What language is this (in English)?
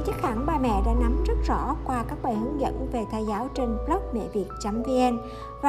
Vietnamese